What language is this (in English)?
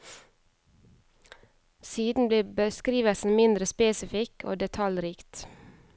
Norwegian